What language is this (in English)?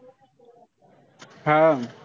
Marathi